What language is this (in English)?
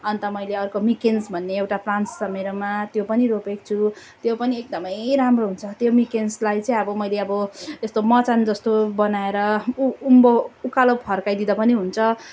Nepali